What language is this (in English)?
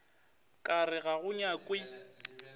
Northern Sotho